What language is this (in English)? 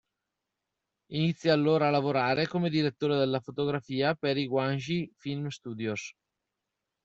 Italian